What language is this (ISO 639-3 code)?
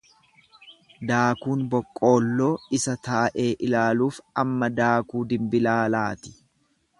orm